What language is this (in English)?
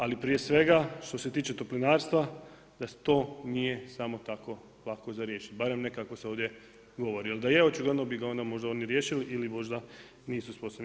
Croatian